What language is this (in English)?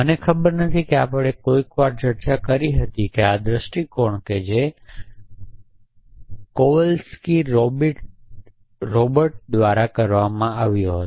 Gujarati